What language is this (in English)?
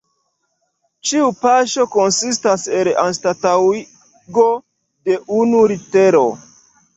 Esperanto